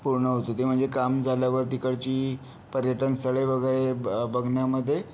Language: Marathi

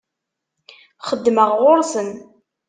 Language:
Kabyle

